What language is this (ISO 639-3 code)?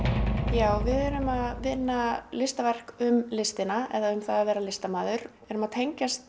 isl